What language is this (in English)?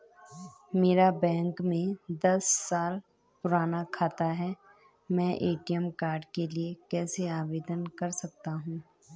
Hindi